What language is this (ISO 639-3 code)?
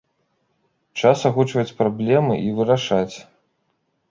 bel